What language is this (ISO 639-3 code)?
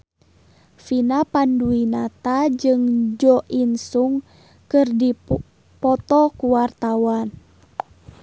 sun